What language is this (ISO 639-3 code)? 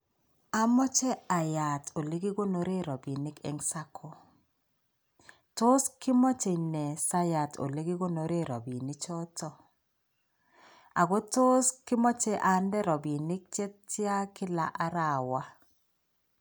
kln